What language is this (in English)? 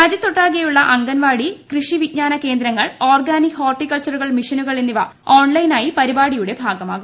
Malayalam